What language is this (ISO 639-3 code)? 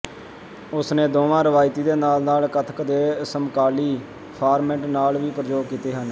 pan